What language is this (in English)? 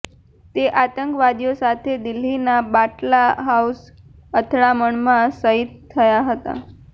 Gujarati